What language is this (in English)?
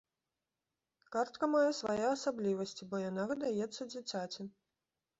Belarusian